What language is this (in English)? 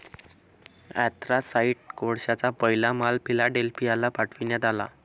Marathi